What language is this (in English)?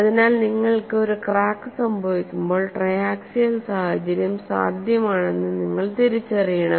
Malayalam